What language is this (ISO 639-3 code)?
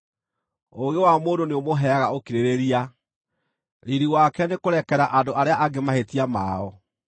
kik